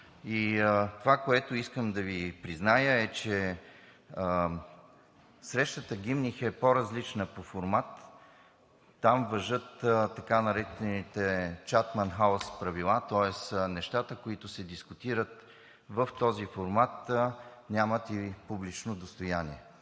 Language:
Bulgarian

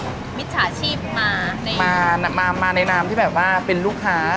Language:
Thai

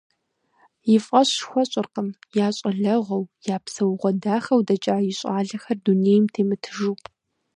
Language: Kabardian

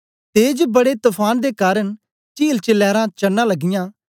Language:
Dogri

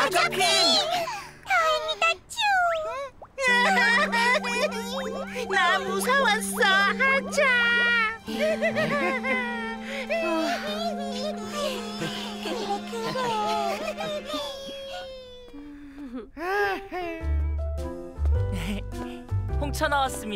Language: Korean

